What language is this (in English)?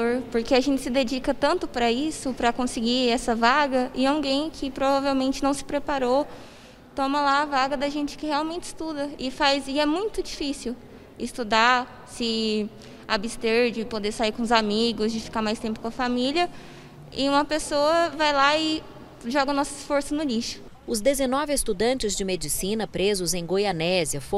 Portuguese